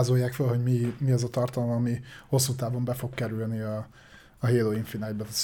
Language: Hungarian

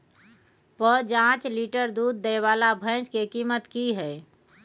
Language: Maithili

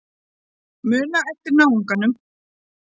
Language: Icelandic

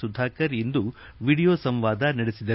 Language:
Kannada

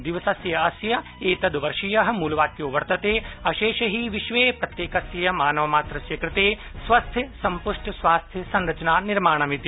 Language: Sanskrit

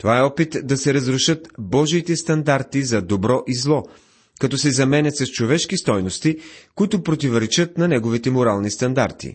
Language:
Bulgarian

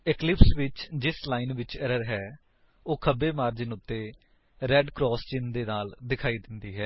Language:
Punjabi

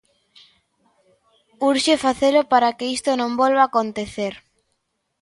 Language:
Galician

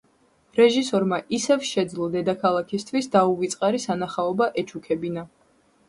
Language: Georgian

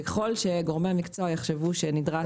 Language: Hebrew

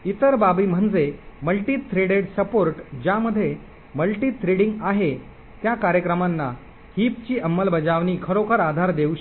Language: Marathi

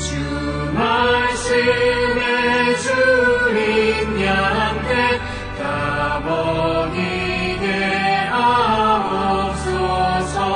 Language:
Korean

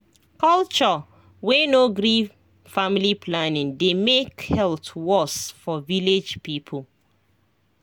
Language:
Nigerian Pidgin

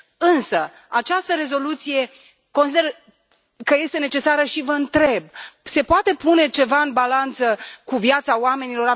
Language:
Romanian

